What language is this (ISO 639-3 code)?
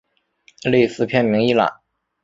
zho